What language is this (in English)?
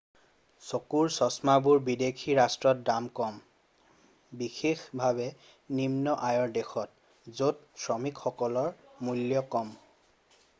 Assamese